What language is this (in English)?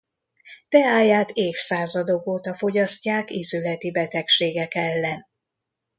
Hungarian